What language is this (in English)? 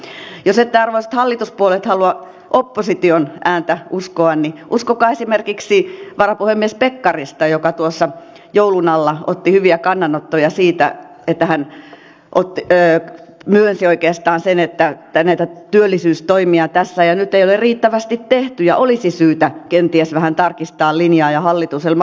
Finnish